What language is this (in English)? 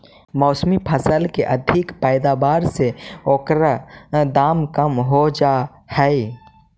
Magahi